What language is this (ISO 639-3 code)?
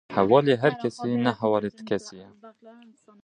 kur